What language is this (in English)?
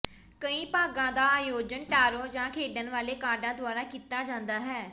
Punjabi